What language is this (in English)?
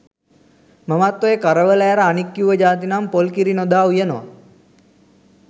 Sinhala